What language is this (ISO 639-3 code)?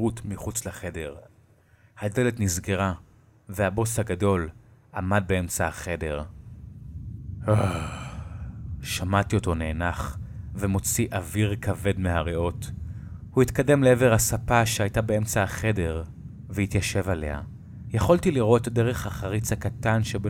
heb